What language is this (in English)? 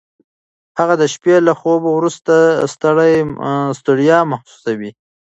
Pashto